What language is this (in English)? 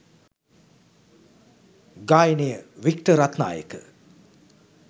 Sinhala